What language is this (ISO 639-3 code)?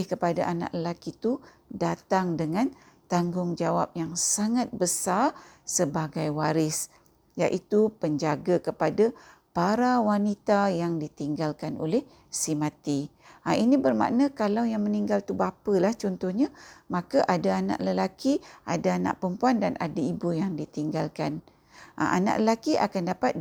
msa